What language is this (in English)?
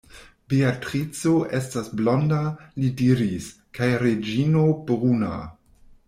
Esperanto